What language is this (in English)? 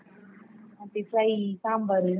Kannada